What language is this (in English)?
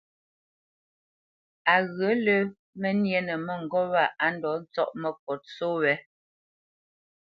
Bamenyam